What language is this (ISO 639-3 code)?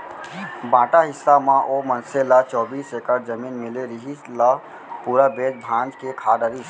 hne